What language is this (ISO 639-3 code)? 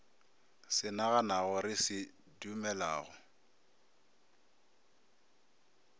nso